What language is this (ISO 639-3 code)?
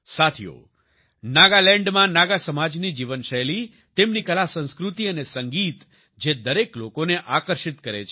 guj